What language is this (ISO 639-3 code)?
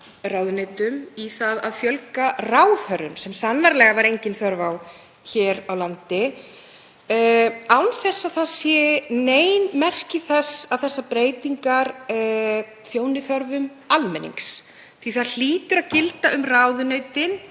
isl